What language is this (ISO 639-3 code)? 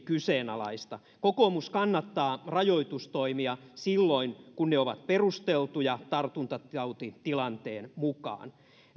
fin